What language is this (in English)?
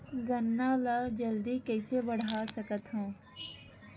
Chhattisgarhi